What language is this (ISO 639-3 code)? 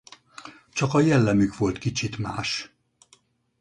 hun